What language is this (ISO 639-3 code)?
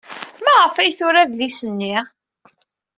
kab